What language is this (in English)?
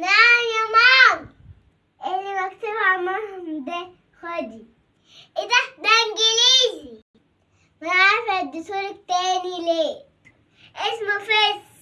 Arabic